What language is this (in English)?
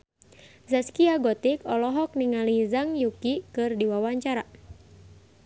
Sundanese